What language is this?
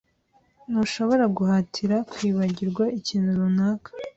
Kinyarwanda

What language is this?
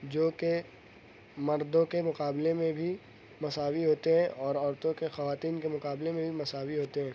Urdu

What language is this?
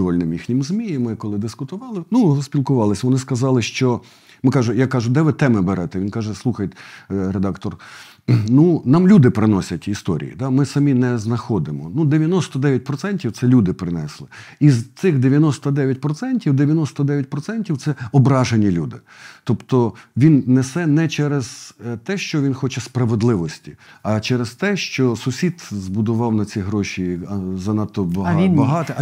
Ukrainian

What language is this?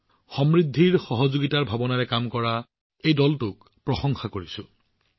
Assamese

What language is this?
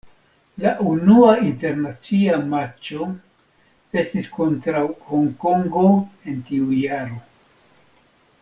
Esperanto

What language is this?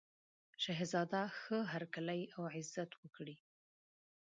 Pashto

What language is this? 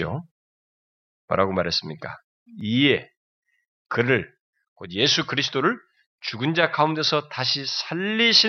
Korean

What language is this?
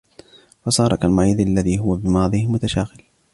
Arabic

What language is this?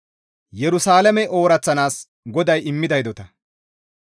Gamo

